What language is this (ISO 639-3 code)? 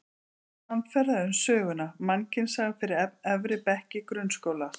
isl